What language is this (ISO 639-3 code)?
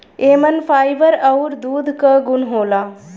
bho